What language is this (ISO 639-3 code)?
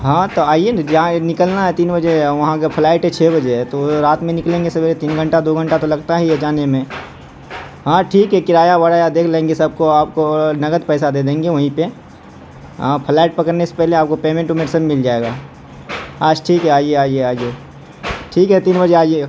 urd